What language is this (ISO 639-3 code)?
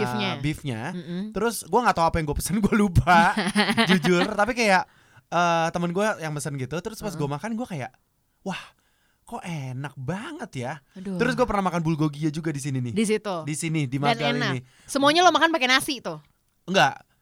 ind